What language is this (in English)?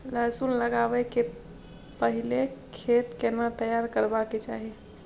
Maithili